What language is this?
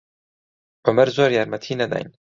Central Kurdish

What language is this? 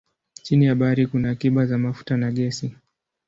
Swahili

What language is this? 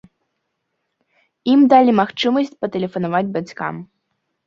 Belarusian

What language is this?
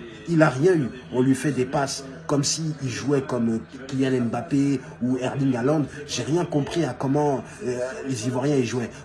French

